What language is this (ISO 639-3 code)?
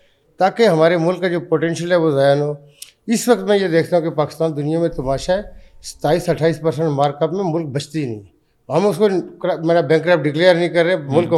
urd